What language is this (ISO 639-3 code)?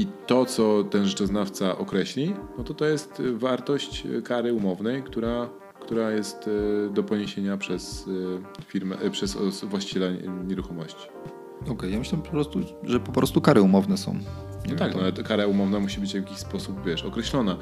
pol